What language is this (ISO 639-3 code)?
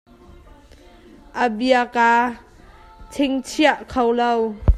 cnh